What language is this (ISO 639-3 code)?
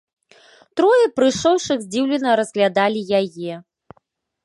bel